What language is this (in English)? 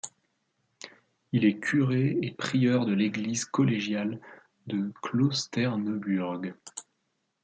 French